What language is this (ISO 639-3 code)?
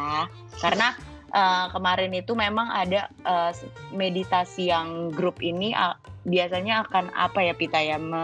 ind